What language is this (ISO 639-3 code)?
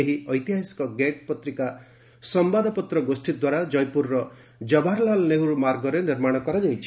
ori